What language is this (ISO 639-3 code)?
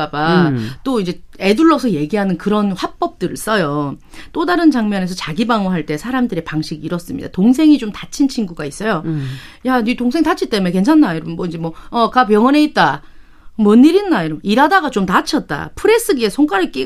kor